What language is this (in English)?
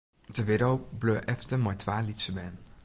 Western Frisian